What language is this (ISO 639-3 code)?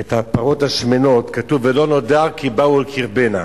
heb